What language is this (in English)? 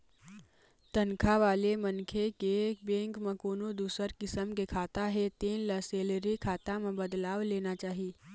Chhattisgarhi